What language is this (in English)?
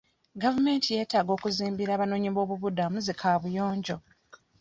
Ganda